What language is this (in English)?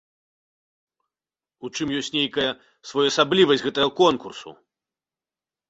Belarusian